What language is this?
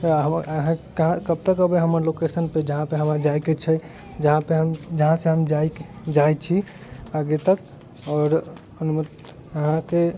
Maithili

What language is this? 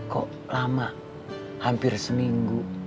Indonesian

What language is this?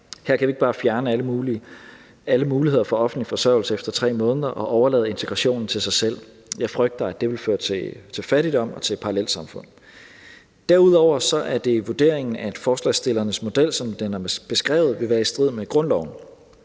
Danish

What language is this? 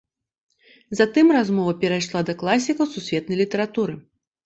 Belarusian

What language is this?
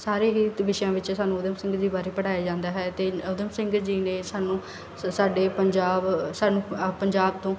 Punjabi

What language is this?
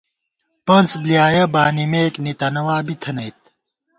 Gawar-Bati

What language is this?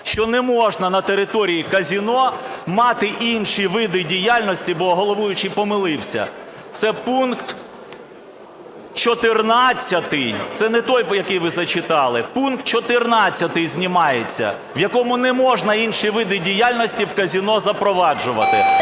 Ukrainian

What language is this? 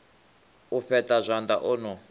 Venda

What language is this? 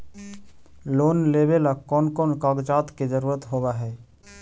Magahi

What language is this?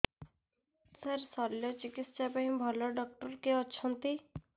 Odia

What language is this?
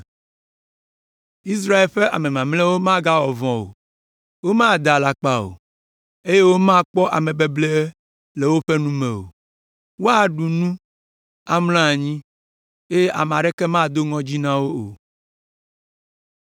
Ewe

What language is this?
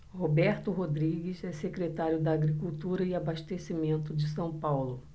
Portuguese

